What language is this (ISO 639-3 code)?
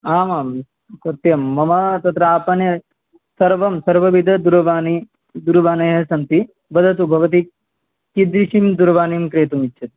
san